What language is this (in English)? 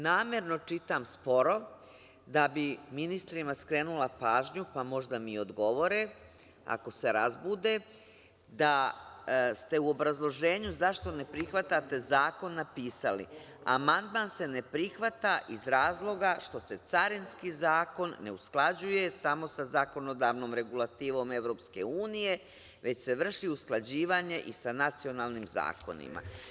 Serbian